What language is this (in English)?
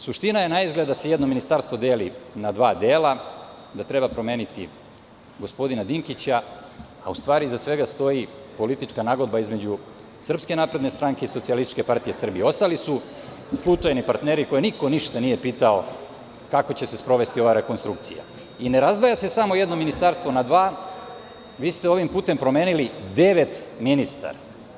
Serbian